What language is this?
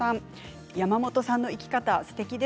Japanese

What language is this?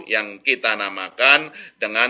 Indonesian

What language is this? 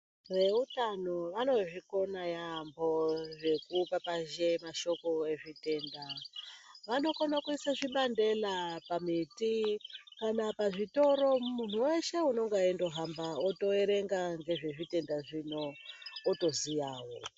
Ndau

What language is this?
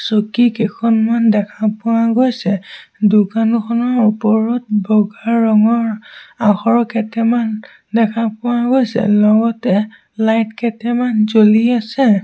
Assamese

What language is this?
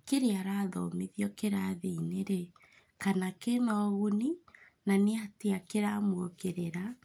Kikuyu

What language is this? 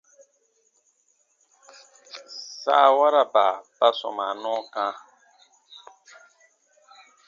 Baatonum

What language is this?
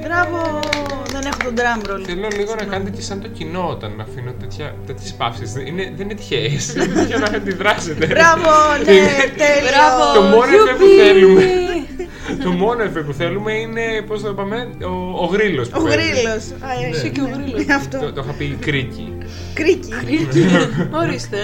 Greek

